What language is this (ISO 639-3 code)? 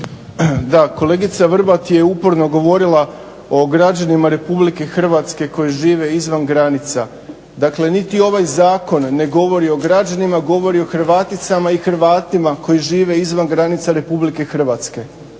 hrv